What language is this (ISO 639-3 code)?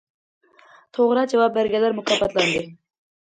uig